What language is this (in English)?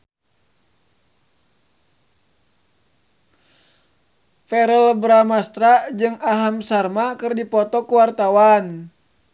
Sundanese